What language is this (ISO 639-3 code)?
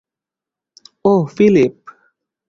ben